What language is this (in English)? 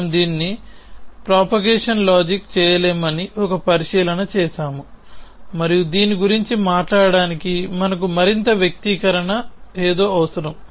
Telugu